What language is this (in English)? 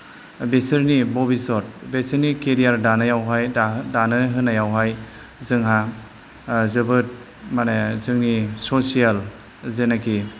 Bodo